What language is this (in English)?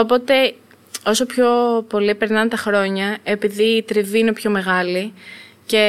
Greek